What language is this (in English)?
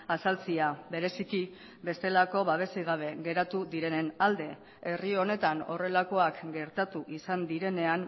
Basque